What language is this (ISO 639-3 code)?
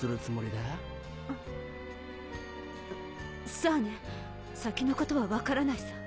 jpn